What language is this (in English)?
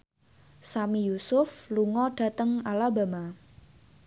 Javanese